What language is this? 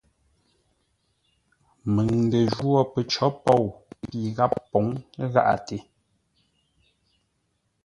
Ngombale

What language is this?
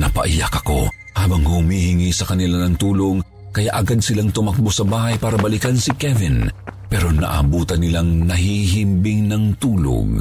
Filipino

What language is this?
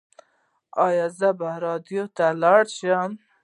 Pashto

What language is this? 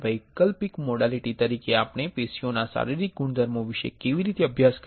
Gujarati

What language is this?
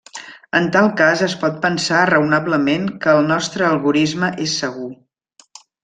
Catalan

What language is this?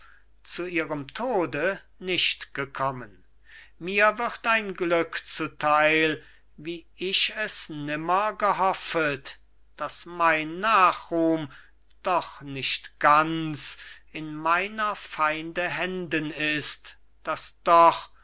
German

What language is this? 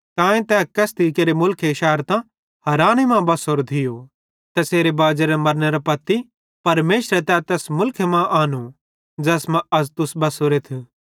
Bhadrawahi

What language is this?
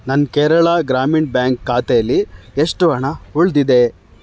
Kannada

